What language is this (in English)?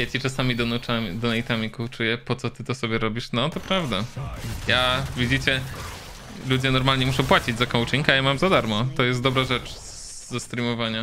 Polish